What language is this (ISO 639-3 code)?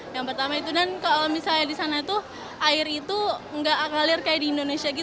ind